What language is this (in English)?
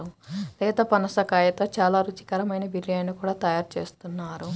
Telugu